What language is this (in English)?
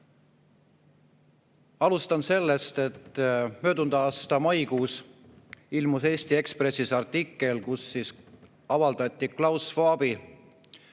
Estonian